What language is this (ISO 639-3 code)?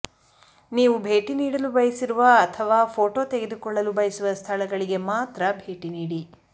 kan